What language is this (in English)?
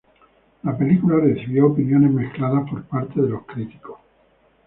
Spanish